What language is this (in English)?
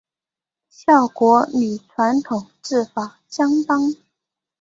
Chinese